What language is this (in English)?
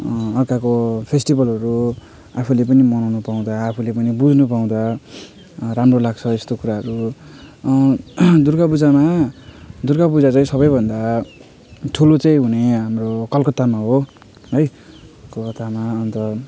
Nepali